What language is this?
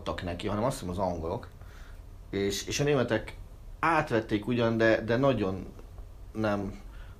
Hungarian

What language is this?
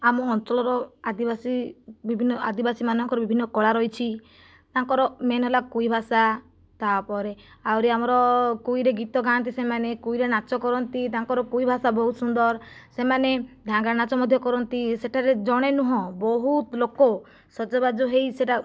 Odia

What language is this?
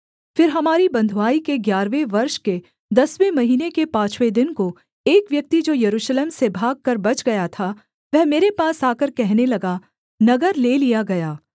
Hindi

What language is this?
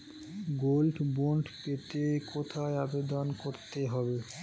Bangla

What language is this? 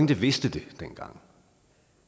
Danish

